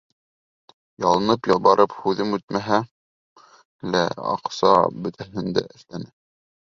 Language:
Bashkir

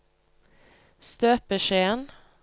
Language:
Norwegian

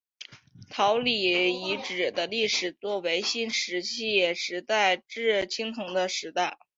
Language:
Chinese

